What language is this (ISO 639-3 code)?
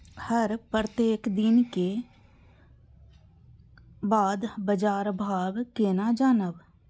mai